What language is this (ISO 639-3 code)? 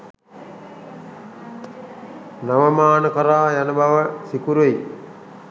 sin